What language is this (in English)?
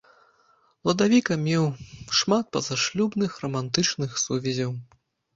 Belarusian